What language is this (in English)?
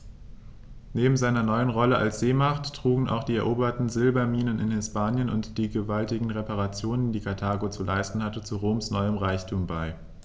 German